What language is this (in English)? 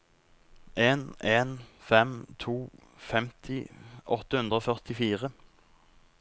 Norwegian